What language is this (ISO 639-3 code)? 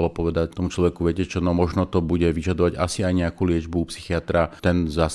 slk